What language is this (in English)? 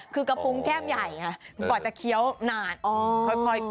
Thai